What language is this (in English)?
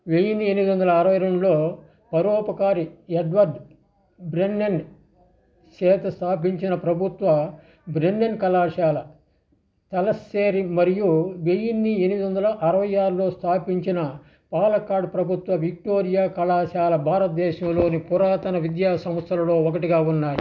Telugu